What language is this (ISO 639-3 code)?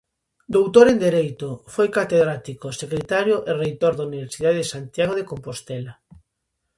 glg